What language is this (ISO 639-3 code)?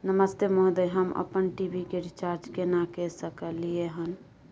mai